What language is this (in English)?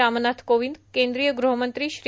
Marathi